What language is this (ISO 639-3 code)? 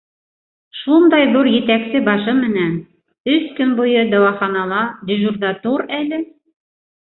bak